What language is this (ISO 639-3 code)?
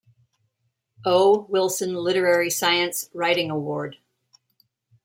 eng